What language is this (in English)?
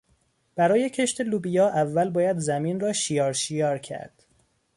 Persian